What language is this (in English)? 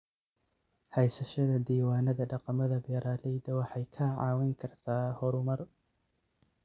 Somali